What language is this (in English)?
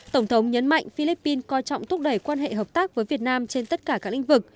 Vietnamese